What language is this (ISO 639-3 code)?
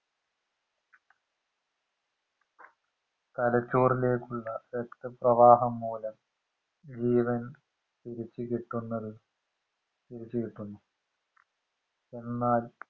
mal